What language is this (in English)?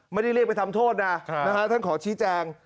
Thai